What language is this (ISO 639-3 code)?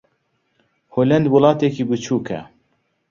ckb